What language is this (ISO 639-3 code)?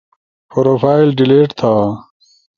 ush